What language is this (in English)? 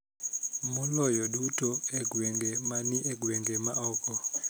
Luo (Kenya and Tanzania)